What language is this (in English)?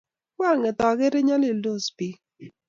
Kalenjin